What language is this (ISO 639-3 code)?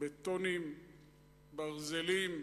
heb